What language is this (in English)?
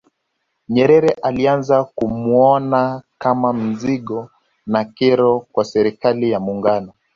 Swahili